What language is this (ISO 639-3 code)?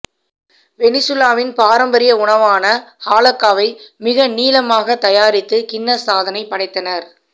tam